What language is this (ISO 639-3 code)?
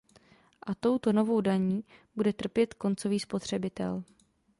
ces